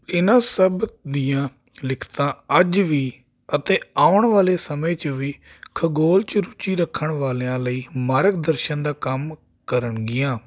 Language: Punjabi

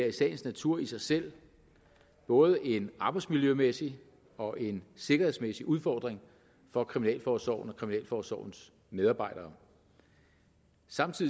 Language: Danish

